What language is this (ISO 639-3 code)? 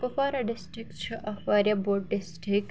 kas